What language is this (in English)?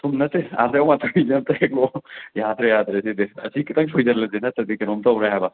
Manipuri